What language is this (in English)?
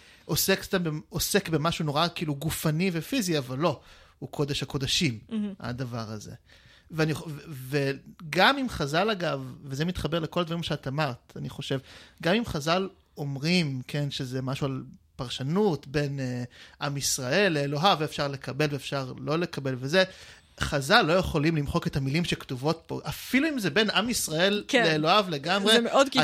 Hebrew